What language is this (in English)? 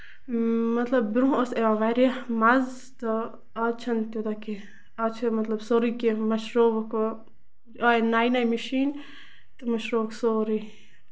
Kashmiri